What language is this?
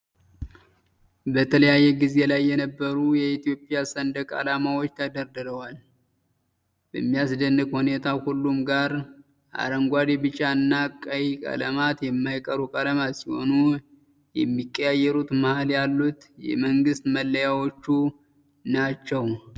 Amharic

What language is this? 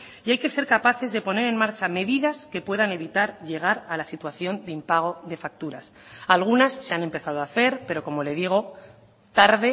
Spanish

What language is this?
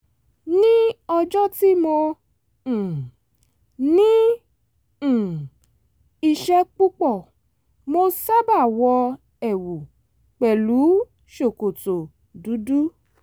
Yoruba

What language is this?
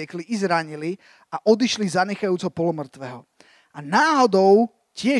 Slovak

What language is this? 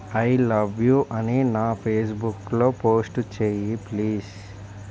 Telugu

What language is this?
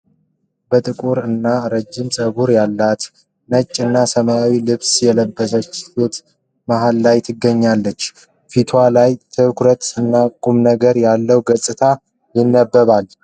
Amharic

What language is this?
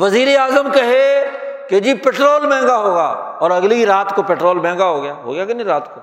Urdu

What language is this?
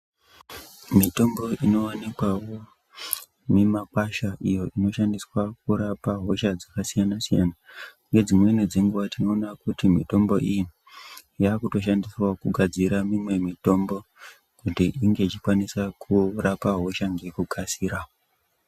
Ndau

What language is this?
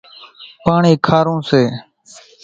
Kachi Koli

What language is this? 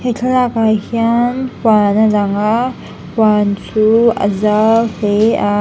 Mizo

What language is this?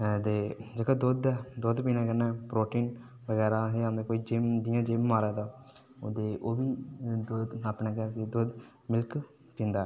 Dogri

